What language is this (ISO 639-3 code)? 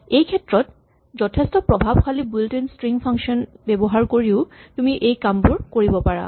asm